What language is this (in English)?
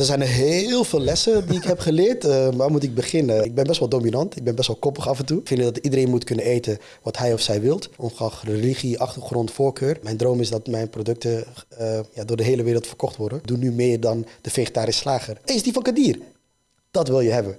Dutch